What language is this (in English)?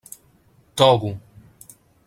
Catalan